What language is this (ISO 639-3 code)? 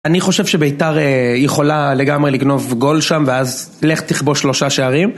heb